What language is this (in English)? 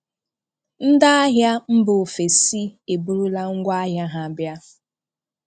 Igbo